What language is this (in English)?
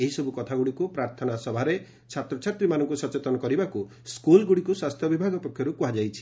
Odia